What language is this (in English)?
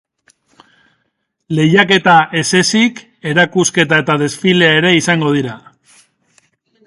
Basque